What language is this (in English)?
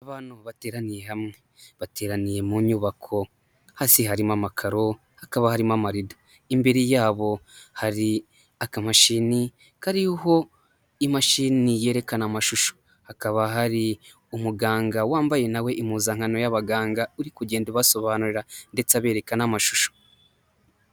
Kinyarwanda